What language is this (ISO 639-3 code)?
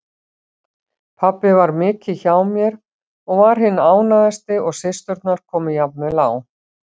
isl